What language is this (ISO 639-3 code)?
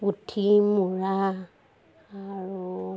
asm